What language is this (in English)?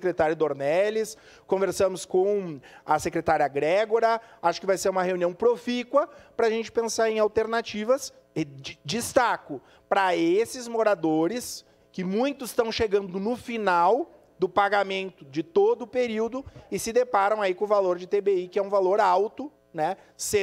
Portuguese